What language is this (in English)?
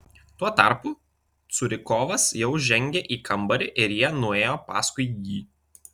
Lithuanian